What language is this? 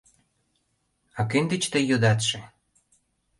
Mari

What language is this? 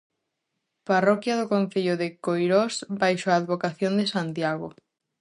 Galician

